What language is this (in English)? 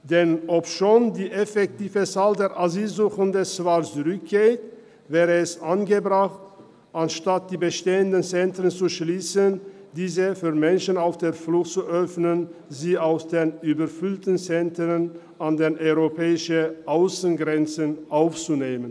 Swiss German